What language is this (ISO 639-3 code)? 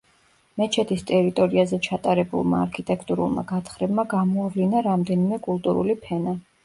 kat